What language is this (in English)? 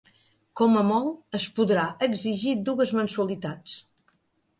Catalan